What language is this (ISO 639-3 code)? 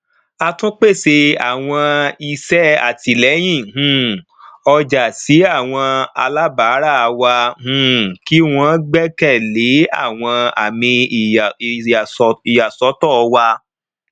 yor